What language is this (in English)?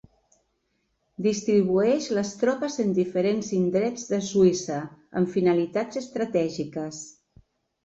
Catalan